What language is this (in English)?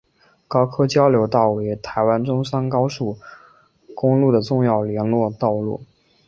Chinese